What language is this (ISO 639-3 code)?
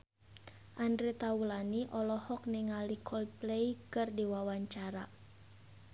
sun